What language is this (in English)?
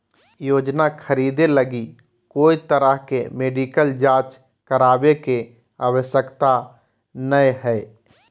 Magahi